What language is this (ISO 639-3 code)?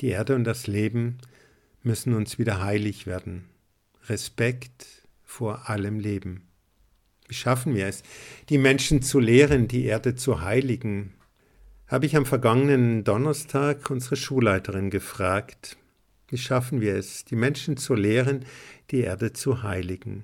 deu